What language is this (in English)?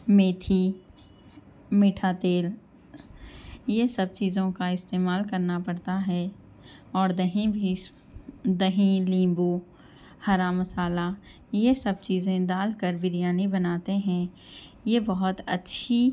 Urdu